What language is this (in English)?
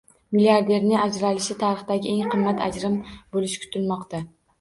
Uzbek